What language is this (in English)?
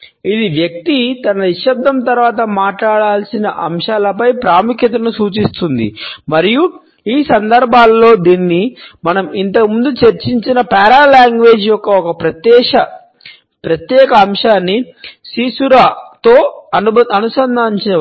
Telugu